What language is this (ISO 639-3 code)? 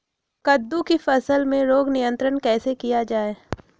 mag